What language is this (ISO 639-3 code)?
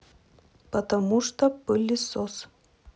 rus